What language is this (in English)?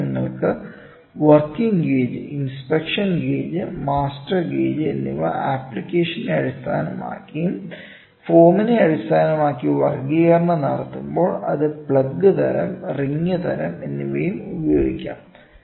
Malayalam